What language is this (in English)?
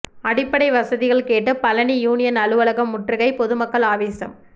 Tamil